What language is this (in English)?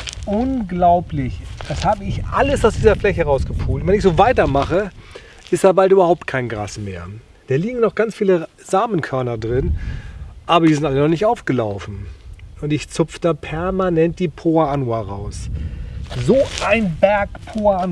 German